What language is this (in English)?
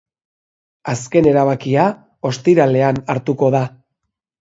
Basque